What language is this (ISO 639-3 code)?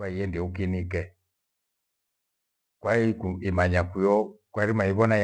gwe